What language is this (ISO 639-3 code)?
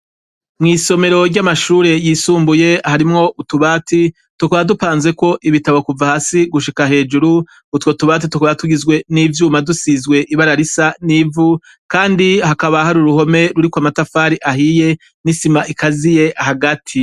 run